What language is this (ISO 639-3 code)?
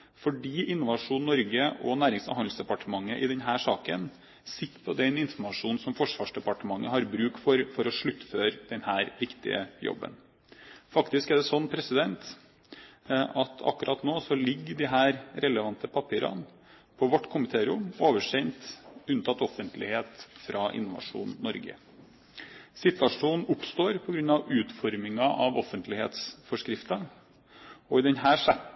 nob